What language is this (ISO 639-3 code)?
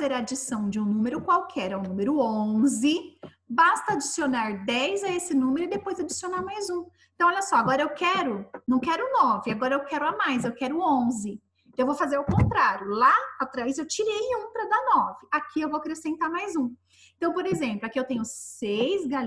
por